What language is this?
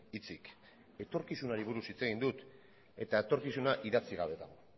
Basque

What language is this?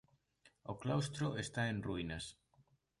Galician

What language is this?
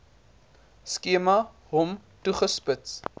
Afrikaans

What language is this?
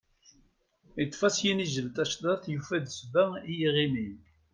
Kabyle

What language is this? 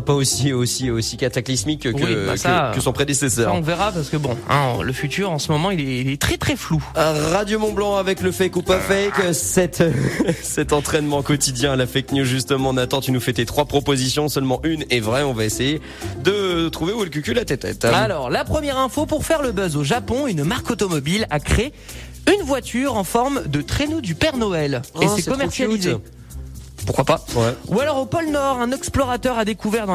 French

